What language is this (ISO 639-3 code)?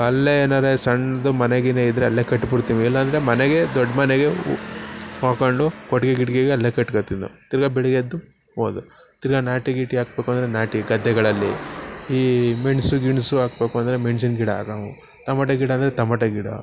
kan